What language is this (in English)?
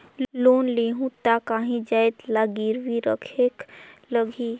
Chhattisgarhi